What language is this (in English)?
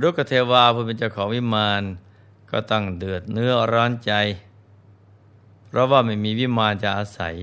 Thai